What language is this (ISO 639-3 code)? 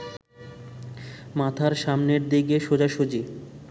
ben